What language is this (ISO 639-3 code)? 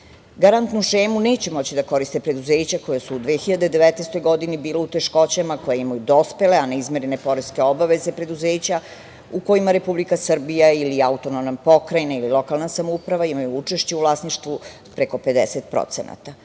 srp